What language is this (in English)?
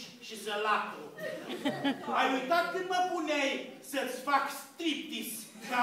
Romanian